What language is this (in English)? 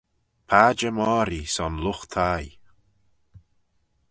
Manx